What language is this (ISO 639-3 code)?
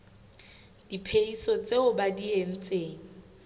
sot